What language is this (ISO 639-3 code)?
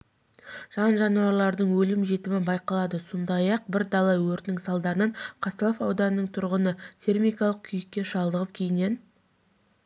kaz